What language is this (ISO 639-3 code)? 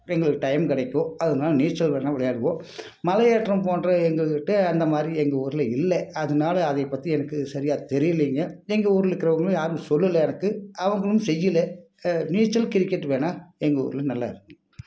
tam